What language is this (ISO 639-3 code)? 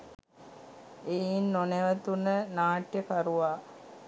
sin